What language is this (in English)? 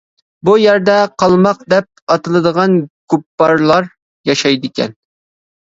Uyghur